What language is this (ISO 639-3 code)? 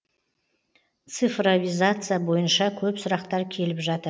kaz